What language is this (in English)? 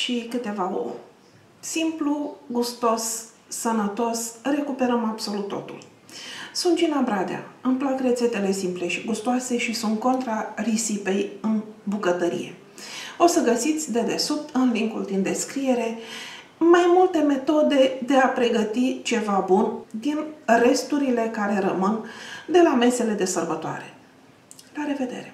Romanian